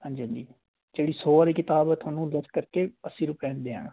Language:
Punjabi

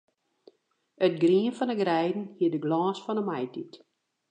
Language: Western Frisian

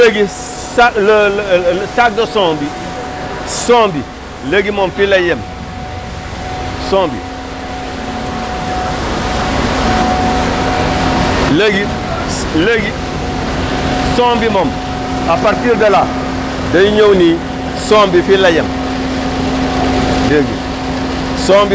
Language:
Wolof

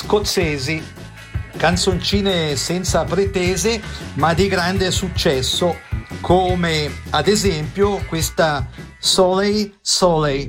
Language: Italian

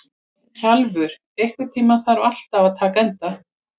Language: Icelandic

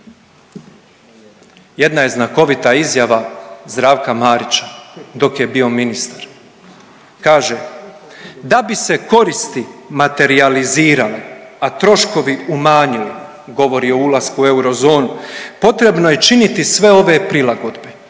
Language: Croatian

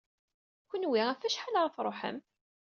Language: Kabyle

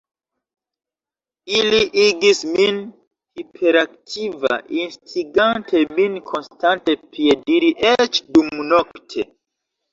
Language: Esperanto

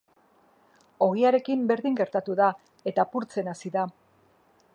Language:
Basque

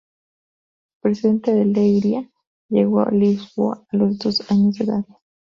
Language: Spanish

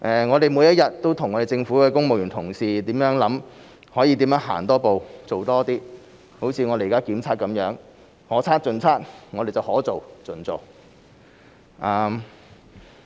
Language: Cantonese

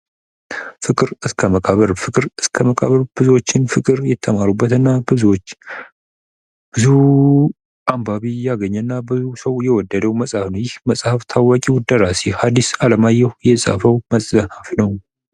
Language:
Amharic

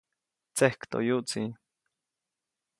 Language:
Copainalá Zoque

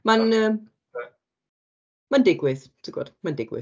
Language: Welsh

